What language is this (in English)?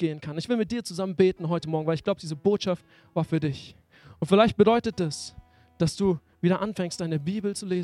German